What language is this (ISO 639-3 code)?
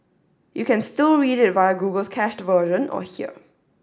eng